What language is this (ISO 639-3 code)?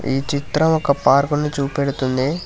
tel